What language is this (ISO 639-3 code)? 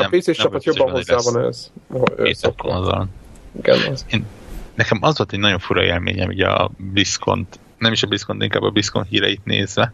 hun